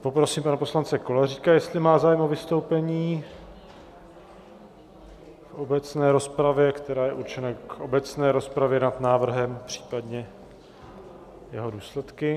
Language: Czech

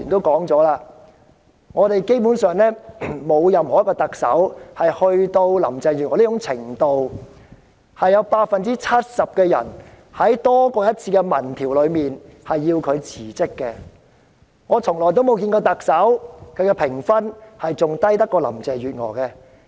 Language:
Cantonese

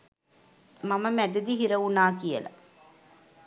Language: Sinhala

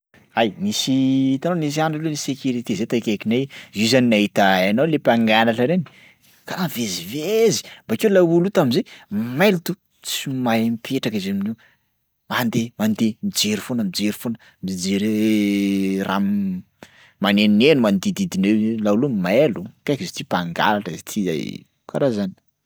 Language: Sakalava Malagasy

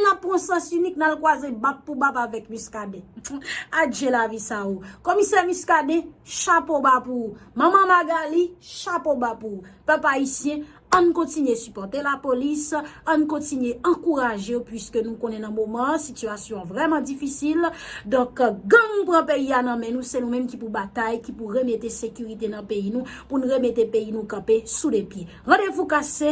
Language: Haitian Creole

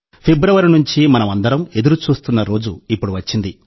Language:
Telugu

